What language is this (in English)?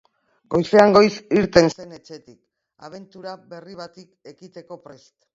Basque